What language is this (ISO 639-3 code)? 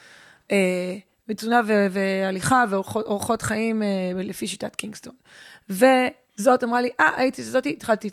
heb